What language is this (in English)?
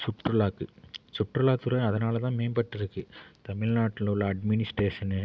Tamil